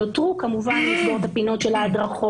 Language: Hebrew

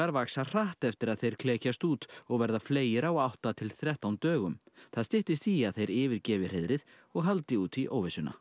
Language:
Icelandic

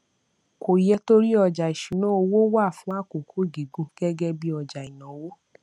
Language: Yoruba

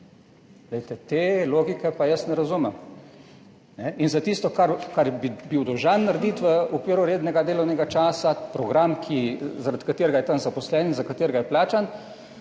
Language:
Slovenian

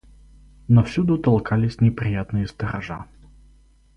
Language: Russian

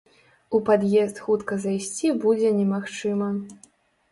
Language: Belarusian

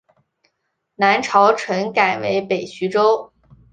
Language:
Chinese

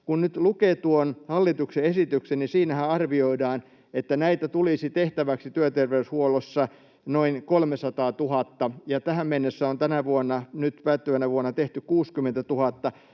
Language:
Finnish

